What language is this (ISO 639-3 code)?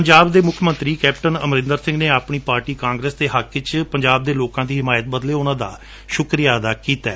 pan